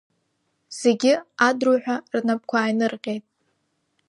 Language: Abkhazian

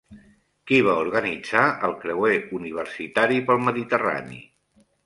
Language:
Catalan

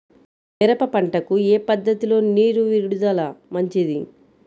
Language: Telugu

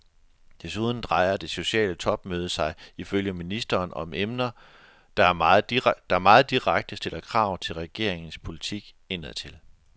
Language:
Danish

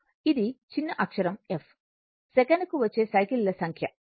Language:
Telugu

